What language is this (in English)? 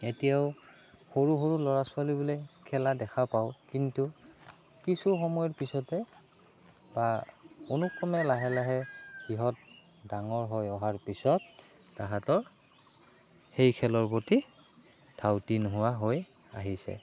Assamese